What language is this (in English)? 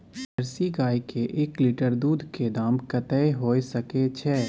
Maithili